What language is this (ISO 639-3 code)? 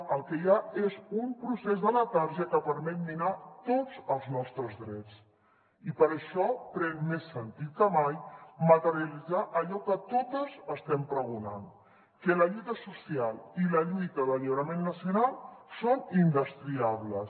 cat